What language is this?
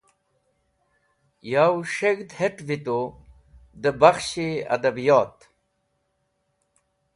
Wakhi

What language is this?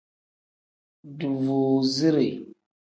Tem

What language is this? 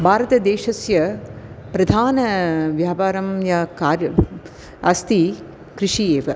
Sanskrit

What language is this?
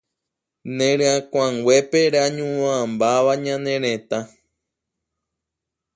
Guarani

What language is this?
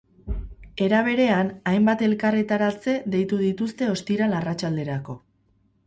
Basque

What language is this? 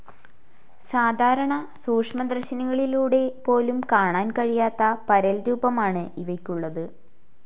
Malayalam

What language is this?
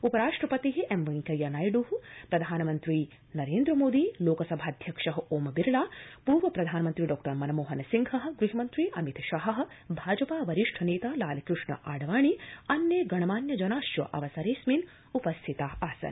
Sanskrit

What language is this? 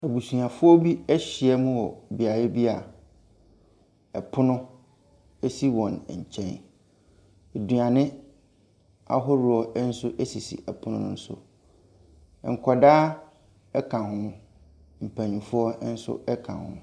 Akan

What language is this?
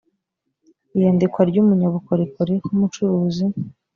Kinyarwanda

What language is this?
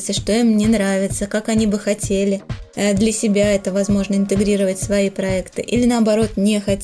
Russian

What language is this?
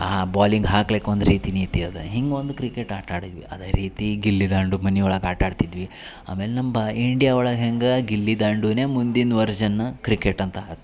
Kannada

